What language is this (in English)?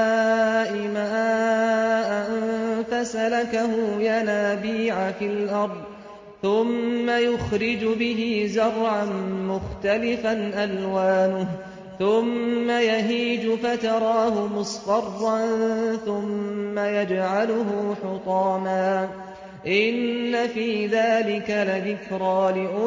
Arabic